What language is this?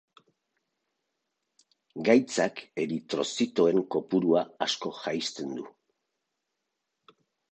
Basque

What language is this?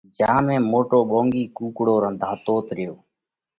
Parkari Koli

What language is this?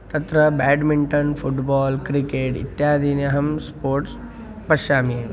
Sanskrit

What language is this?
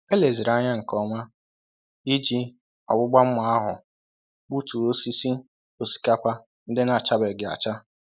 Igbo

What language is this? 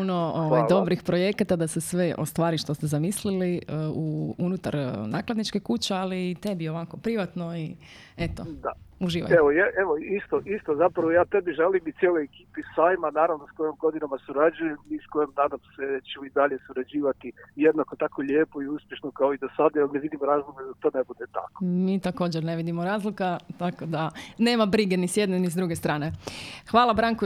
Croatian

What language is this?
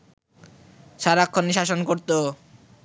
Bangla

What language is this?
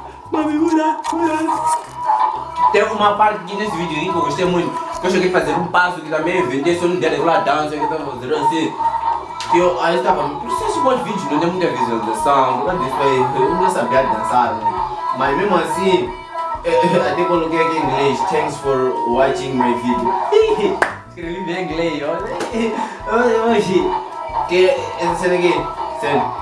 Portuguese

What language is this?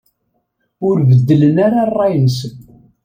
Kabyle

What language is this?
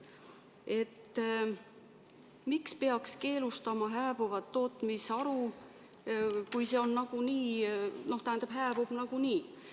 Estonian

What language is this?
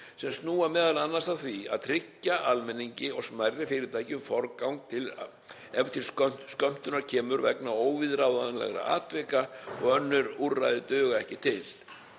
Icelandic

